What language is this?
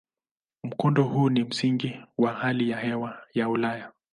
Swahili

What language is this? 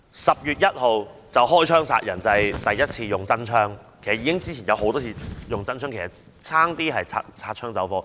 Cantonese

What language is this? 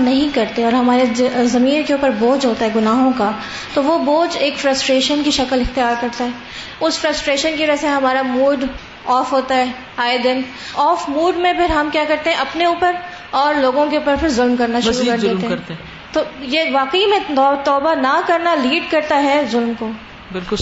Urdu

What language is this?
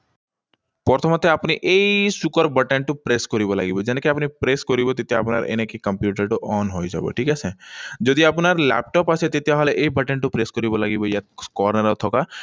Assamese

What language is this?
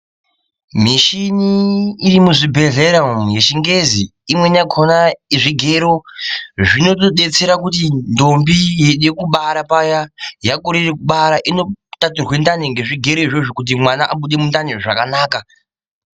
Ndau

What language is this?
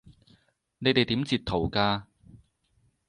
Cantonese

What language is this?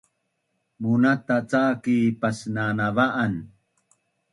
Bunun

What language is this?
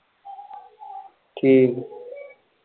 Punjabi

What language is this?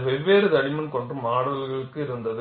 Tamil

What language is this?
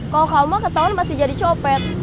Indonesian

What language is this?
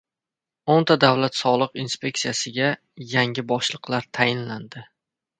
Uzbek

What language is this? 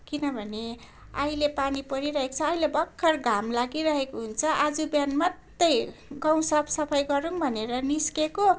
Nepali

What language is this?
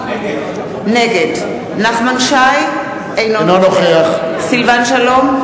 Hebrew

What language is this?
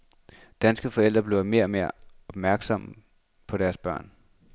Danish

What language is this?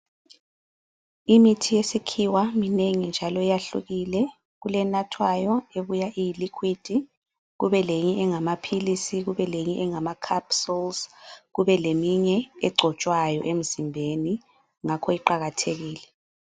North Ndebele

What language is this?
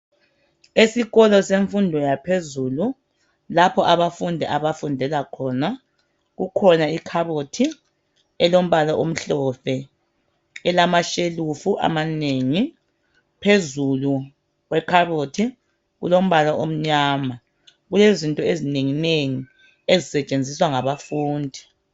North Ndebele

